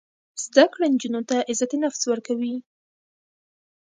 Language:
Pashto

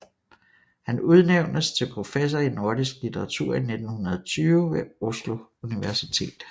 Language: Danish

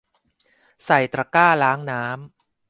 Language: Thai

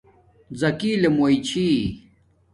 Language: Domaaki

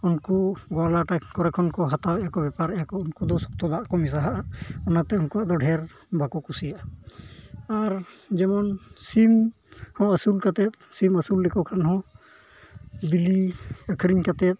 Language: Santali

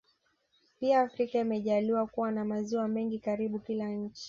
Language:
Swahili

